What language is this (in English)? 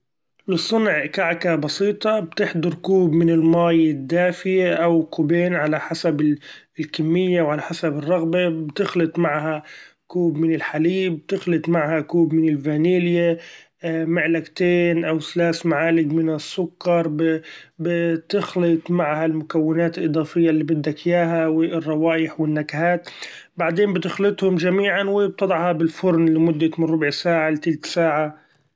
Gulf Arabic